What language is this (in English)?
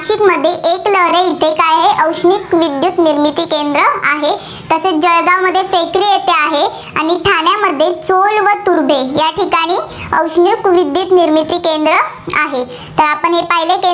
Marathi